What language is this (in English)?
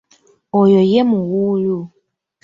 Ganda